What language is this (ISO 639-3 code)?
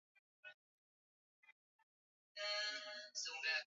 swa